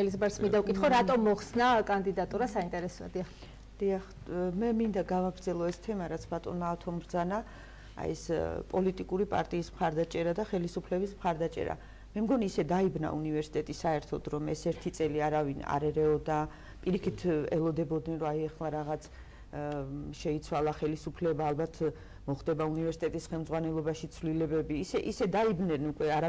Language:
Turkish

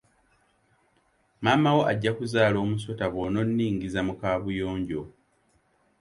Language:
Ganda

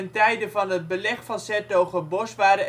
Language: Dutch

